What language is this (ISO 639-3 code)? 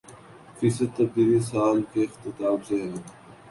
urd